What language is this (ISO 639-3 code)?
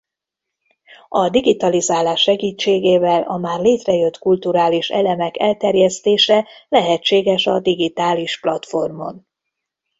hun